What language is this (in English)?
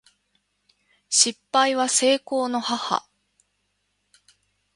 Japanese